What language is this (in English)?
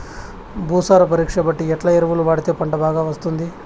Telugu